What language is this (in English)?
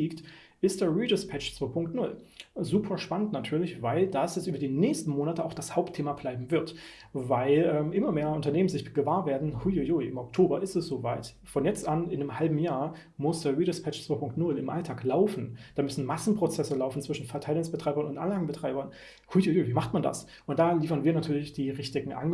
German